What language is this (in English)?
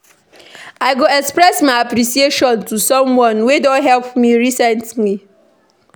Nigerian Pidgin